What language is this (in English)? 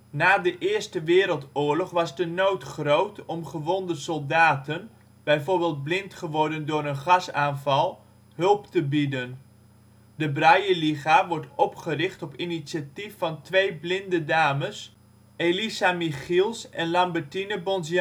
Dutch